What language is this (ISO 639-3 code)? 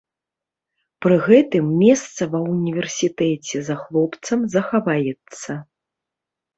bel